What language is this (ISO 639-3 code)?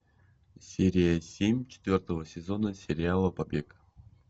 rus